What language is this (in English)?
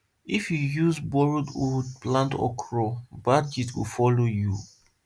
Nigerian Pidgin